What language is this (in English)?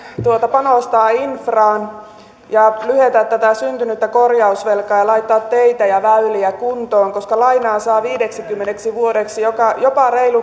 Finnish